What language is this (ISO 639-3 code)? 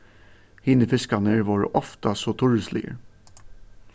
fao